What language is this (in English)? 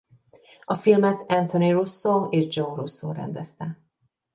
Hungarian